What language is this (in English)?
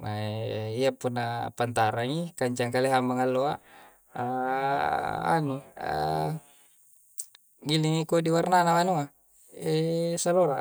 Coastal Konjo